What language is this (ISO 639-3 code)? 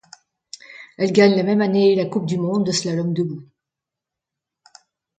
fra